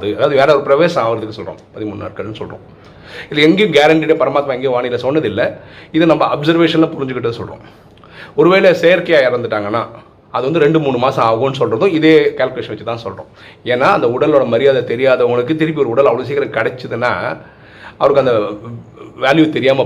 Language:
Tamil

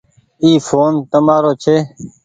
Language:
Goaria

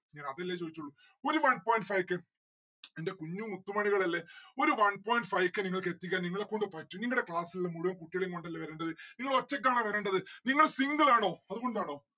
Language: Malayalam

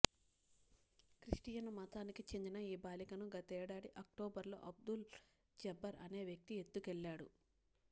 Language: Telugu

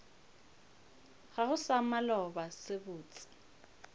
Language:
Northern Sotho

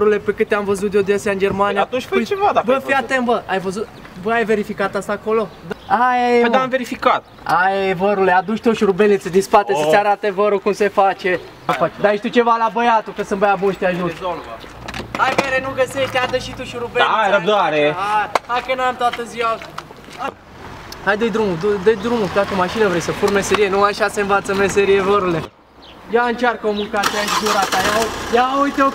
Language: Romanian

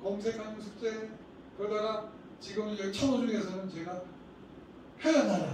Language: Korean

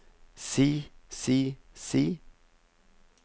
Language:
Norwegian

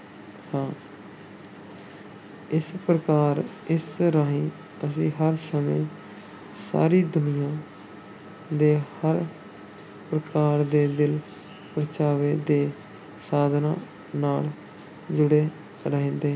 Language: Punjabi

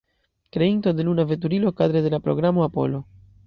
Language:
Esperanto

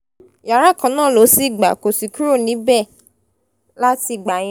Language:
Yoruba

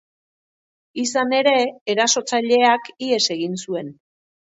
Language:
Basque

